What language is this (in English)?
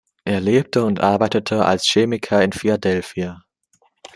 German